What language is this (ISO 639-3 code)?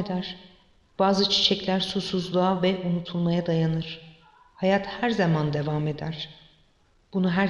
tur